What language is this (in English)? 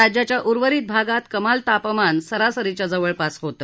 Marathi